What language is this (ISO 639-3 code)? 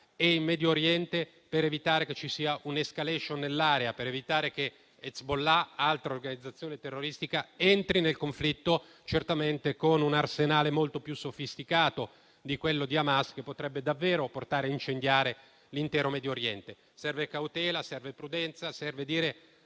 ita